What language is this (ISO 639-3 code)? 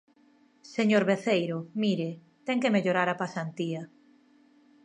glg